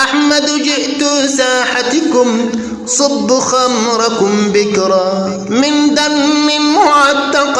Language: Arabic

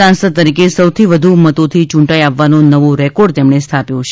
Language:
Gujarati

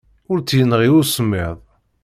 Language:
Kabyle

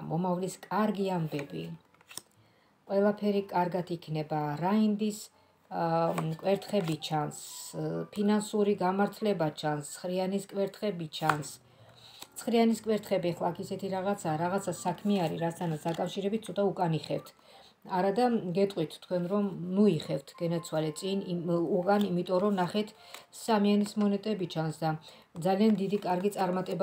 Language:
Romanian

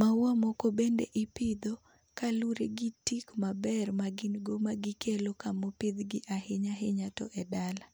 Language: Luo (Kenya and Tanzania)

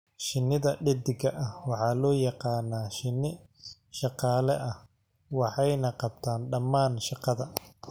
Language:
Somali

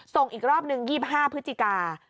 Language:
Thai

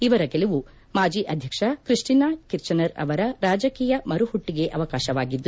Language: Kannada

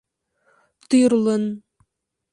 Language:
Mari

